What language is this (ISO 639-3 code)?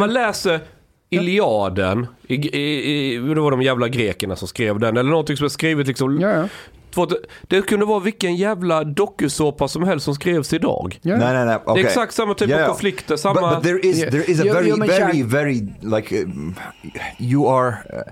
swe